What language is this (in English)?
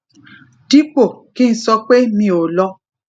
Yoruba